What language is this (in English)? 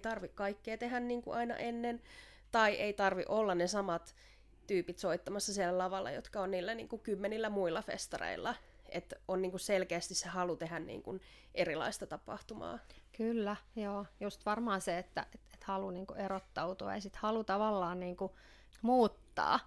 Finnish